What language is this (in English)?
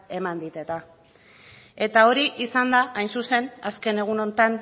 Basque